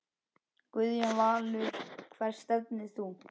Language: Icelandic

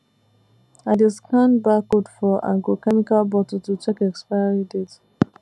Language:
Nigerian Pidgin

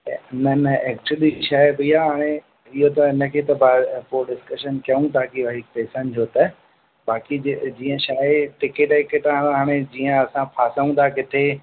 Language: Sindhi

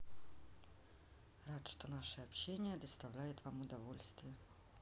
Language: Russian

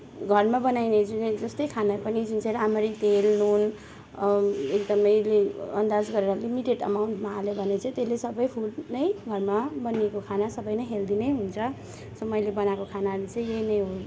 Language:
Nepali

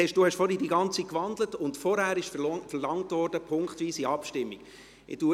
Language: Swiss German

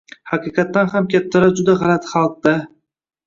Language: Uzbek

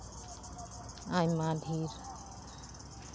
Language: Santali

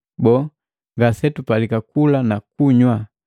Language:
Matengo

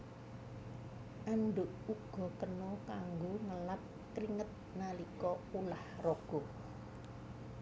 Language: Javanese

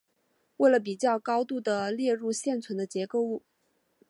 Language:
Chinese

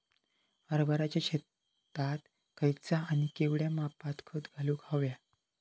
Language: Marathi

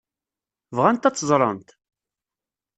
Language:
Kabyle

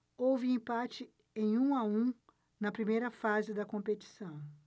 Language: Portuguese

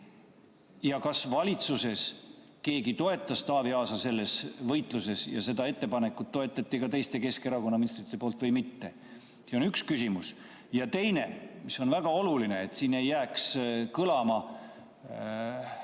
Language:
Estonian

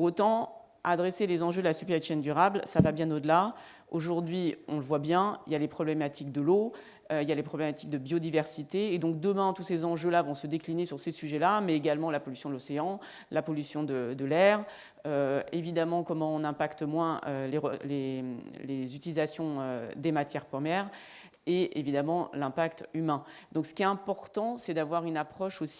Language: French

